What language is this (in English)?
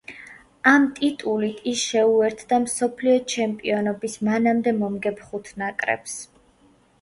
Georgian